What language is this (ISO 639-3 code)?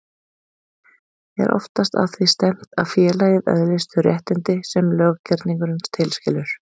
isl